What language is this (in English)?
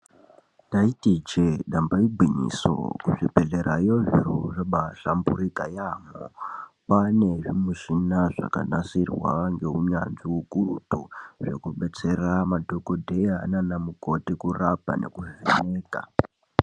Ndau